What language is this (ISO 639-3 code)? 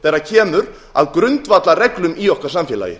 isl